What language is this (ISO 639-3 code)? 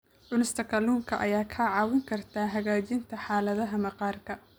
som